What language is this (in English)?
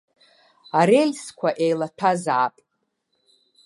Abkhazian